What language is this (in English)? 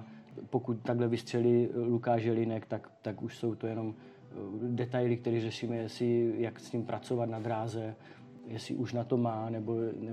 Czech